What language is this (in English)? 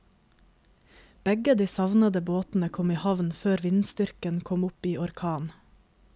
Norwegian